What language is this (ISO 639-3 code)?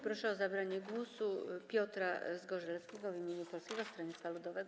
pol